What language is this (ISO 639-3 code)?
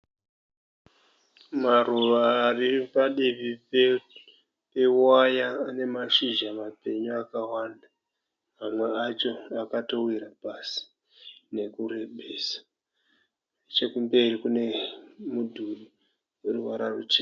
sna